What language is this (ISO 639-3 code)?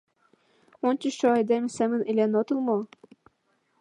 chm